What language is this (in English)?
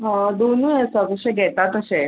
Konkani